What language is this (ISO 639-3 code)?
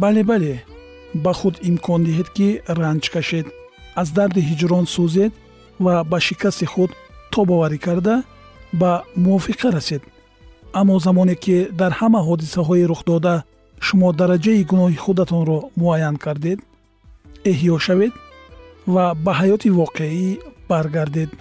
fas